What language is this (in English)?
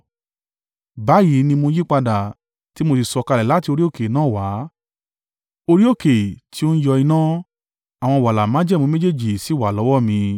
Yoruba